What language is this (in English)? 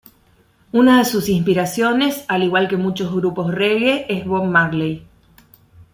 Spanish